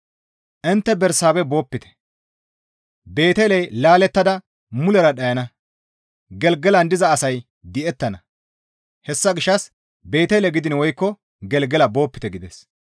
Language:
Gamo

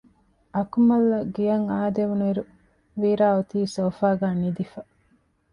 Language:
Divehi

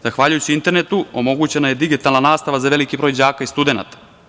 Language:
Serbian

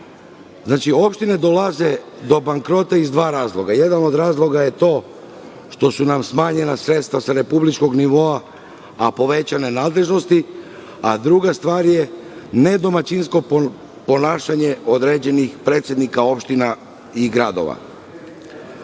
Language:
Serbian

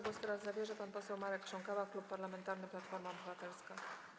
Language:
Polish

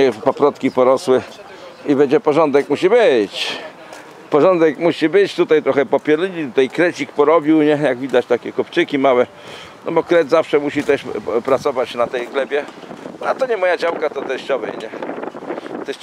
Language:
Polish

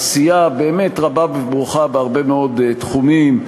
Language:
Hebrew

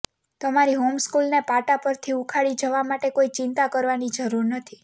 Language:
Gujarati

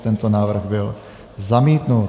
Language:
Czech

